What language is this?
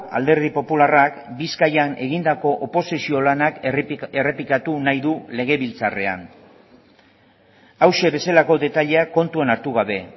Basque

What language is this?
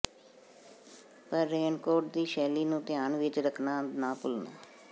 Punjabi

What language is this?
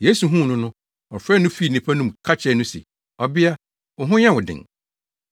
Akan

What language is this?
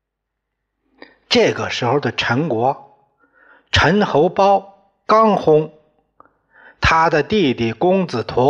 Chinese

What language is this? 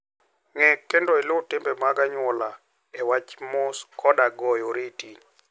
Luo (Kenya and Tanzania)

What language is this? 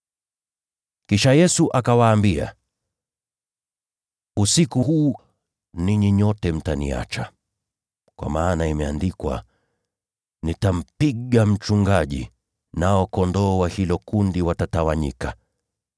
Swahili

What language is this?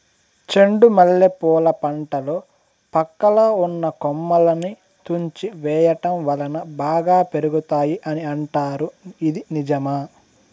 Telugu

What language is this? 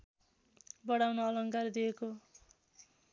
Nepali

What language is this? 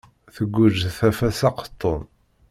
Kabyle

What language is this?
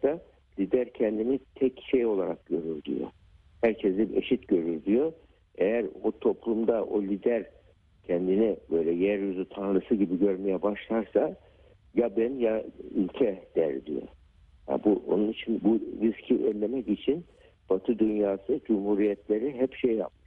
Turkish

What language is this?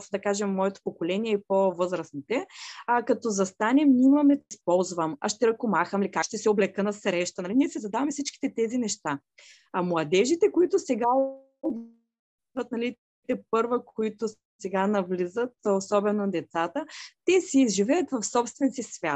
Bulgarian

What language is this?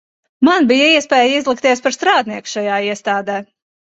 Latvian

